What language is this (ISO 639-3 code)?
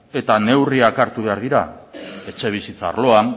eus